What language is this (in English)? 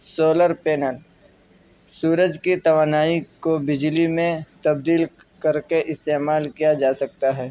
Urdu